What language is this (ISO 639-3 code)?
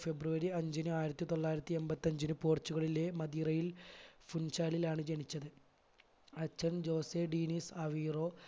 mal